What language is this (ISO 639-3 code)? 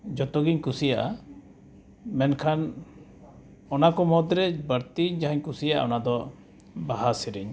sat